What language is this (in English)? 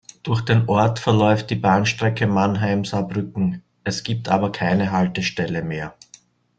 German